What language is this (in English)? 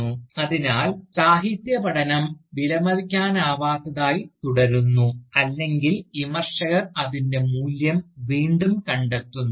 Malayalam